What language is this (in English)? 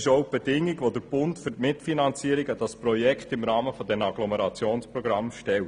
Swiss German